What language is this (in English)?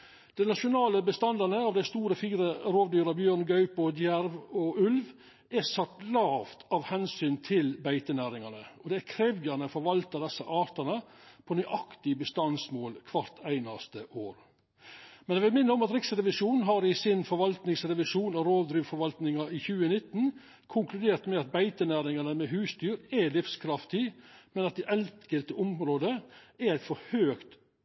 Norwegian Nynorsk